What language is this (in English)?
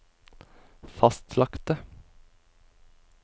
Norwegian